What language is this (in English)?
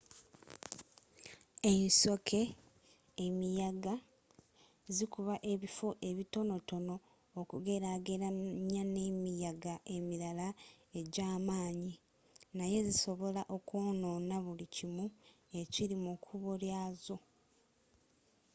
Ganda